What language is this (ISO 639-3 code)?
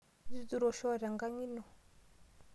mas